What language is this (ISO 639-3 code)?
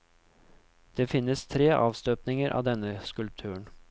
nor